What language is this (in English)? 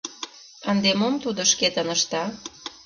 Mari